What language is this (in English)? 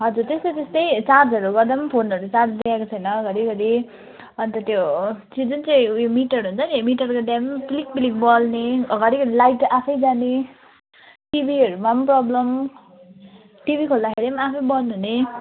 Nepali